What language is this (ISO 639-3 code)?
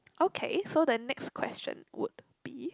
eng